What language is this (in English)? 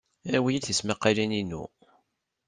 Kabyle